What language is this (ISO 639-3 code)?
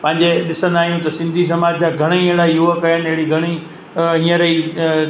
snd